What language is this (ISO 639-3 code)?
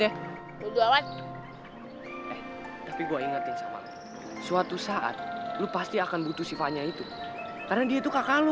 ind